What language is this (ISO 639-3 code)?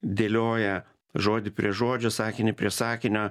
lit